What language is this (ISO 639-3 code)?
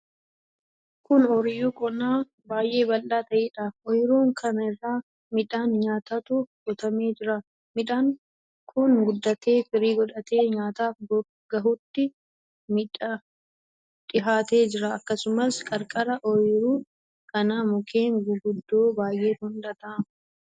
orm